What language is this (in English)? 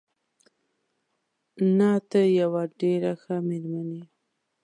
Pashto